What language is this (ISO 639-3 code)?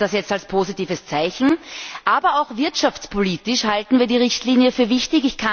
deu